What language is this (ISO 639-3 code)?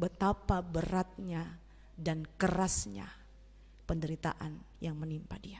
ind